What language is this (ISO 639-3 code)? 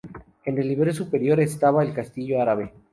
spa